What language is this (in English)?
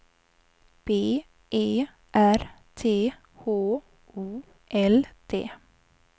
Swedish